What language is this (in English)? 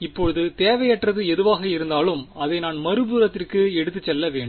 Tamil